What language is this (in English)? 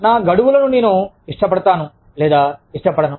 Telugu